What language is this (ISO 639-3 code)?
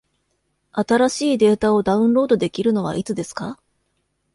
jpn